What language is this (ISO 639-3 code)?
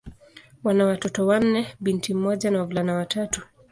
swa